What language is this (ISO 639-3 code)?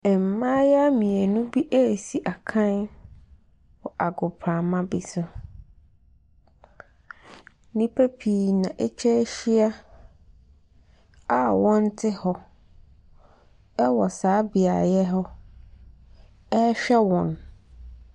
aka